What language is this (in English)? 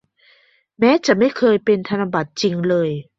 Thai